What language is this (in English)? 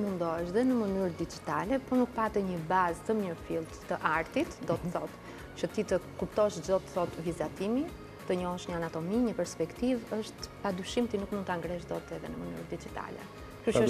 Romanian